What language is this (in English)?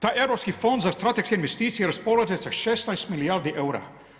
Croatian